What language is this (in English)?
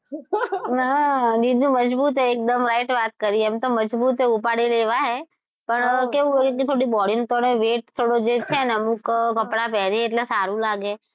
Gujarati